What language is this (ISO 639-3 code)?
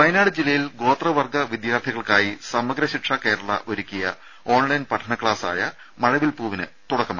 mal